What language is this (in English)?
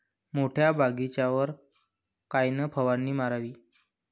Marathi